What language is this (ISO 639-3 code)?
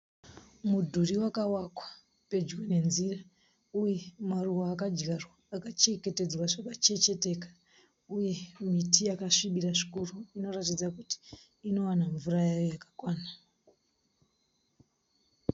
sna